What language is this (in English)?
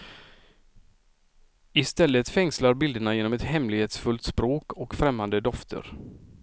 Swedish